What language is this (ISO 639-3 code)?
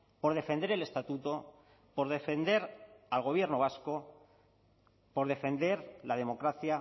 spa